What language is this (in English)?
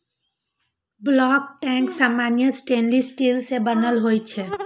Maithili